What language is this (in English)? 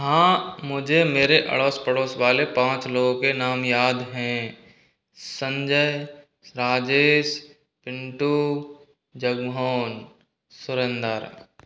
Hindi